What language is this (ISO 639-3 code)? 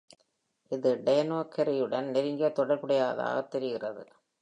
tam